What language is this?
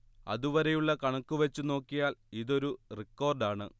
Malayalam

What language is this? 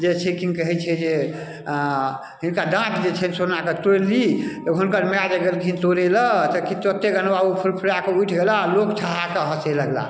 Maithili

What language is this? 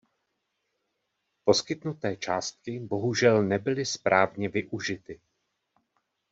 Czech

